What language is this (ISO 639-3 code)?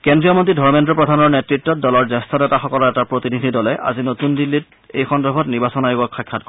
asm